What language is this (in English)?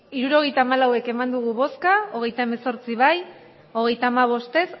Basque